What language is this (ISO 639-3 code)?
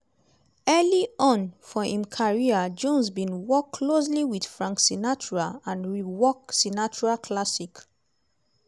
pcm